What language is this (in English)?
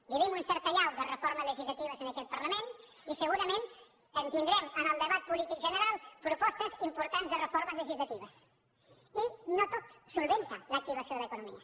Catalan